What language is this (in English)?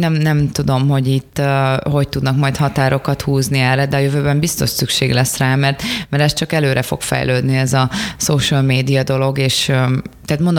Hungarian